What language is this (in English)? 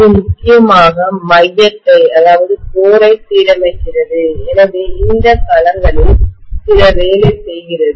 Tamil